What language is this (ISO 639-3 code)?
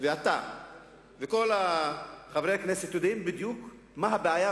heb